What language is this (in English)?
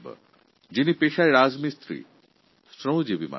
Bangla